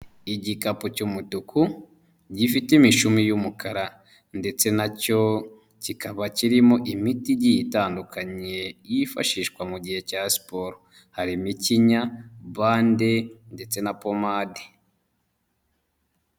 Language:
Kinyarwanda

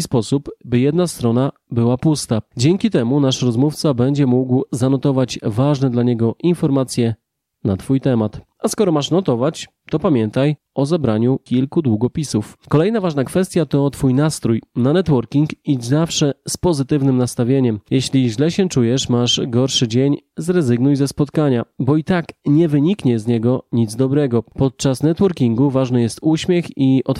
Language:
Polish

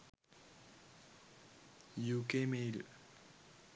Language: Sinhala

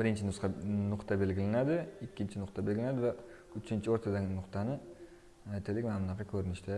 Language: Turkish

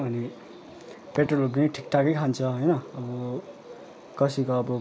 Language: Nepali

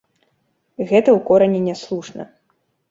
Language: Belarusian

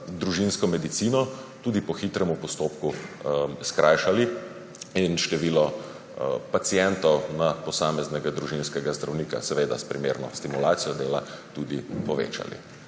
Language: Slovenian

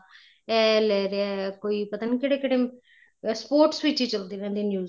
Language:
Punjabi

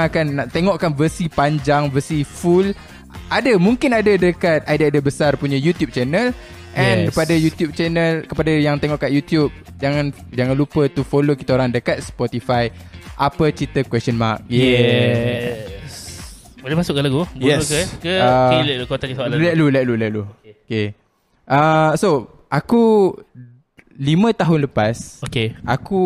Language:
Malay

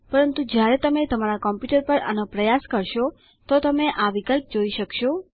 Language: Gujarati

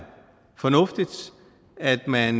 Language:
Danish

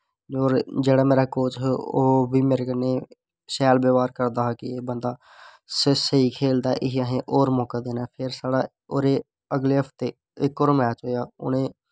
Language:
Dogri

